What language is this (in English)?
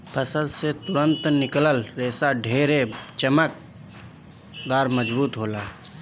Bhojpuri